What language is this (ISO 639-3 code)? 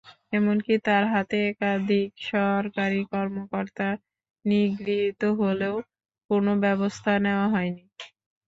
ben